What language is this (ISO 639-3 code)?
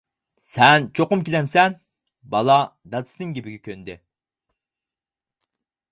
uig